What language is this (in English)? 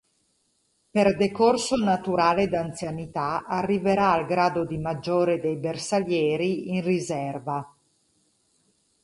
Italian